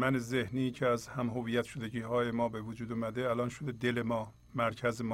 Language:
Persian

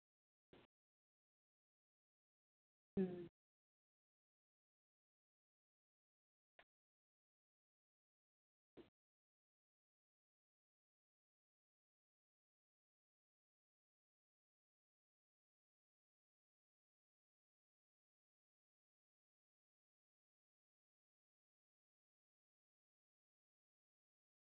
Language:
Santali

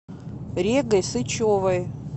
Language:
Russian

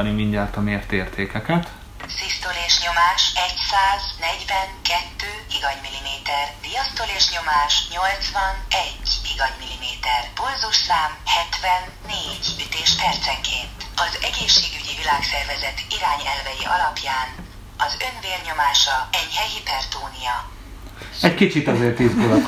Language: Hungarian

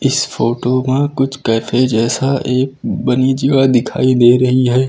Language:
Hindi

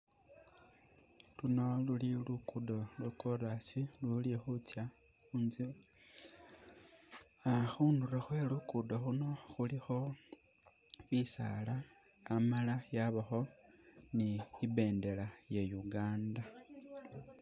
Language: Masaaba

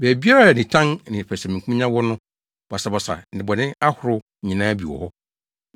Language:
Akan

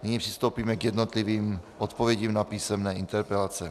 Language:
Czech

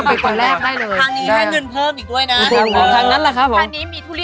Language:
Thai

